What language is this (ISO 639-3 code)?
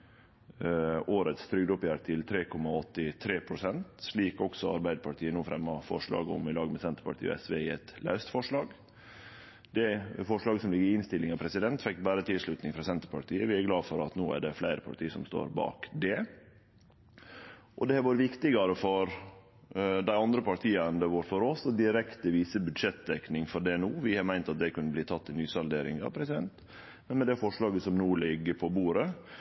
nno